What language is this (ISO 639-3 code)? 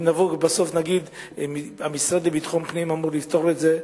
heb